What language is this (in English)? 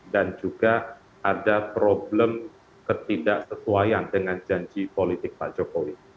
Indonesian